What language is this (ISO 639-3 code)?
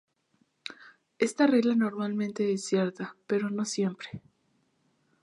spa